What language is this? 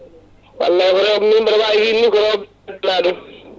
Fula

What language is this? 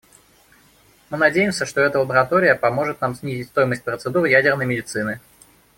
Russian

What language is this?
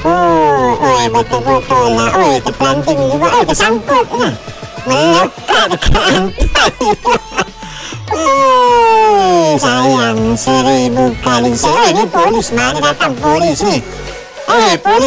Vietnamese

